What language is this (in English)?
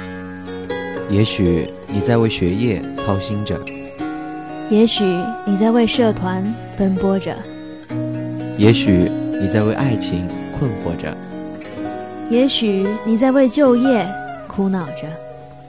Chinese